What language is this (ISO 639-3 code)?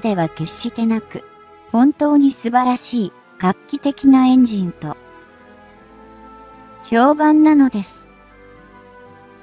jpn